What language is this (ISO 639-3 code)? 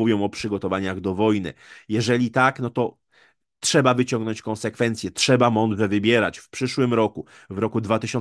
pol